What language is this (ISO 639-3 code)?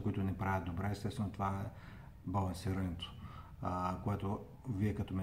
bul